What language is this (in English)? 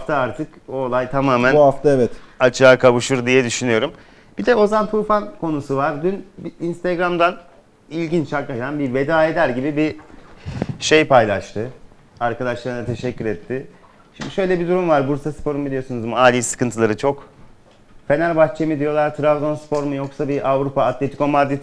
Turkish